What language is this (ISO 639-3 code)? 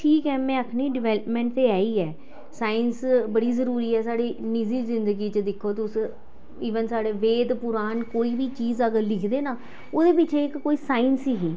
doi